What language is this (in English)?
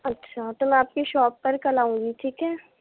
Urdu